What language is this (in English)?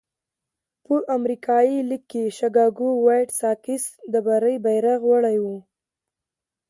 Pashto